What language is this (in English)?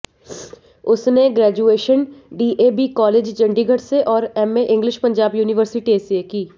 Hindi